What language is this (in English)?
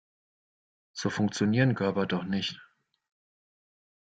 German